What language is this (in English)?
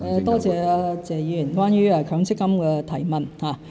Cantonese